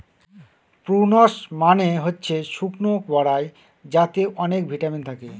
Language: Bangla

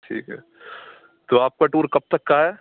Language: Urdu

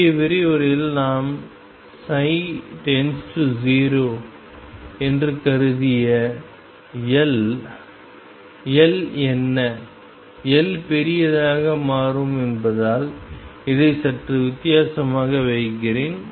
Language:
Tamil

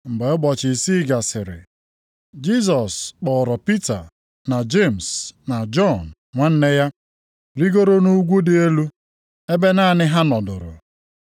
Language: Igbo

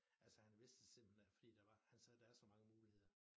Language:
Danish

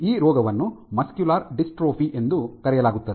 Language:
Kannada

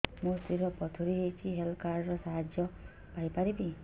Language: Odia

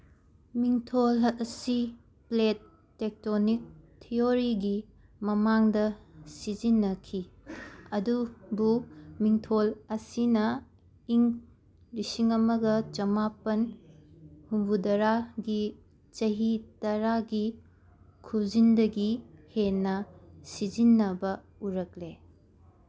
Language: Manipuri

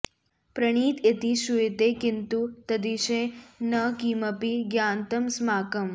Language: Sanskrit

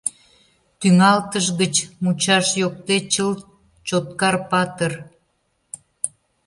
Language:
Mari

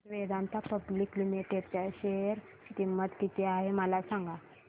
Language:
Marathi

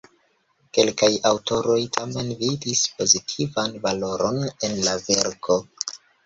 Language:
Esperanto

